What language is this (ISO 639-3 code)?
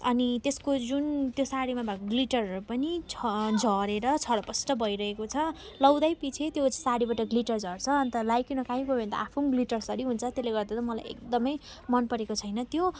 nep